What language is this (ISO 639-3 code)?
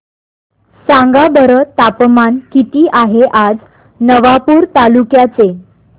mar